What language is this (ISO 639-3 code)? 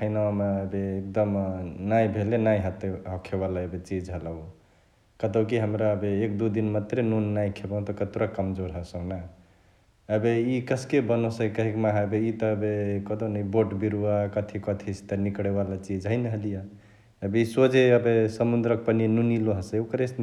the